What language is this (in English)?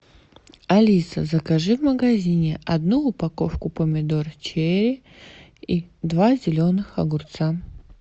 Russian